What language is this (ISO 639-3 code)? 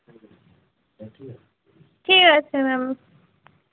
ben